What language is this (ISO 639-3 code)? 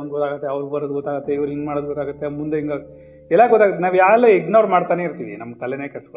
kan